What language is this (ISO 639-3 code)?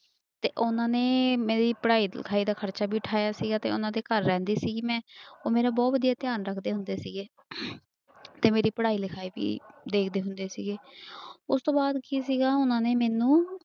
pan